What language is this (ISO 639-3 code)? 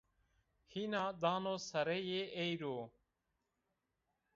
zza